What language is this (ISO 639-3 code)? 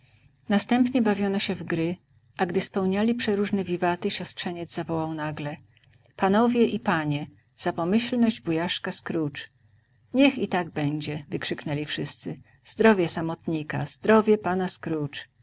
pol